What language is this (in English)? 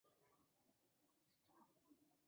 Chinese